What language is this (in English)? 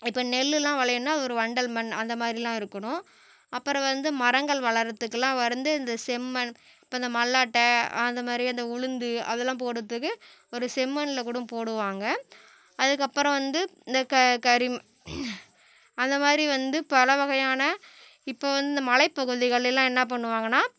Tamil